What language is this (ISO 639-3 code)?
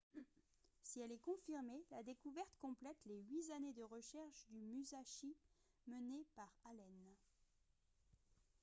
fra